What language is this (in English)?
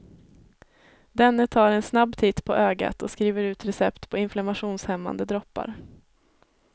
Swedish